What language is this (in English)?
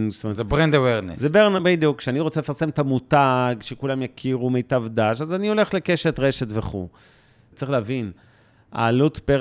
Hebrew